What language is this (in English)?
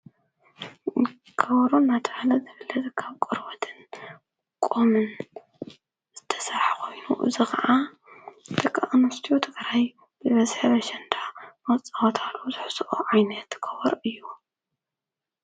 Tigrinya